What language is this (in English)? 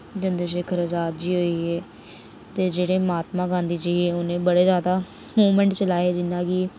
Dogri